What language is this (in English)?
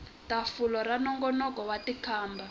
Tsonga